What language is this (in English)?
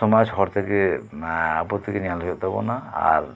Santali